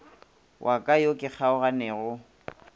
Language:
Northern Sotho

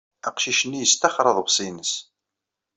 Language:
Kabyle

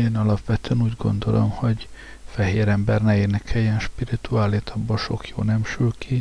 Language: Hungarian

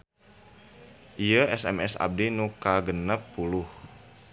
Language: Sundanese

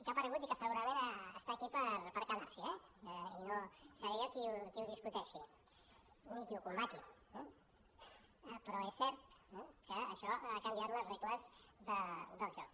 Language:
Catalan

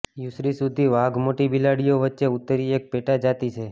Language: Gujarati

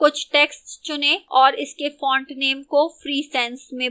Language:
Hindi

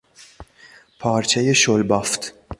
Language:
Persian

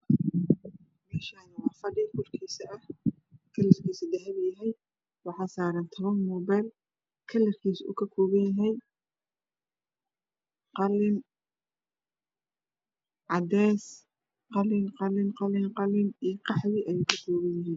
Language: Somali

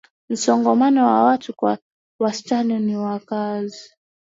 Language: Swahili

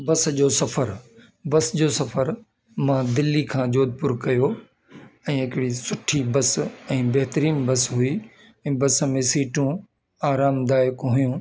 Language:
Sindhi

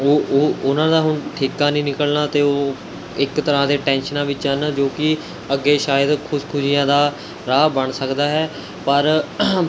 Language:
Punjabi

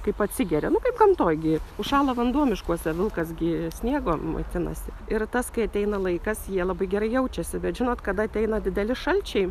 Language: Lithuanian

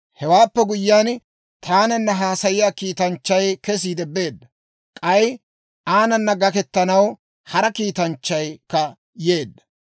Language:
Dawro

